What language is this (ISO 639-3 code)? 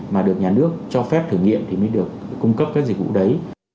vie